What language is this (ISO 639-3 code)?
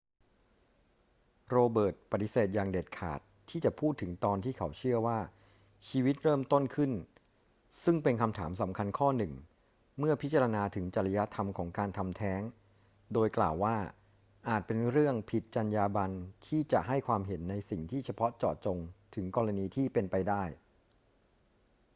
tha